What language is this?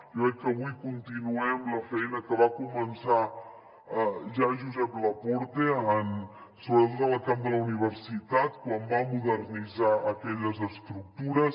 Catalan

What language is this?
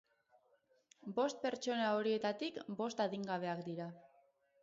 Basque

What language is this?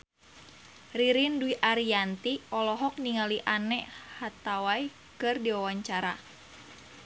Sundanese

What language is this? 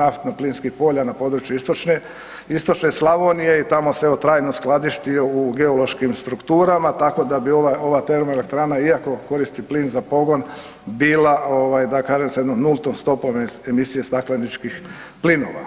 Croatian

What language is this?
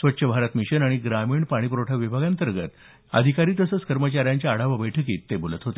Marathi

